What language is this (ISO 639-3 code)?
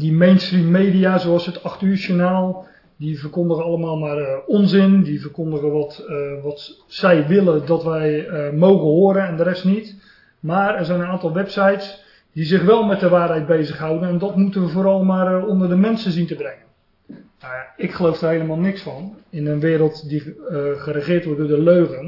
nld